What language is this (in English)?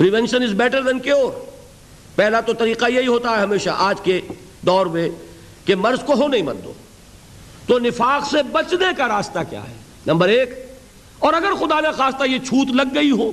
Urdu